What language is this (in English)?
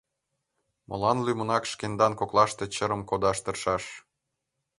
Mari